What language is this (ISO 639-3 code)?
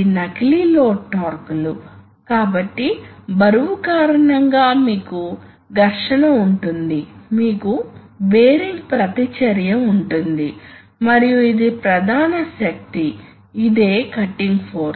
tel